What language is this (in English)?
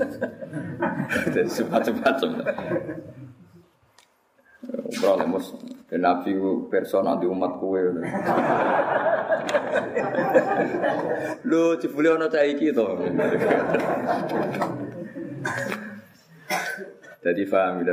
Indonesian